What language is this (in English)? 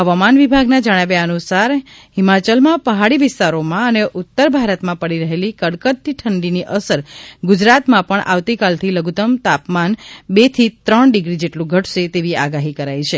Gujarati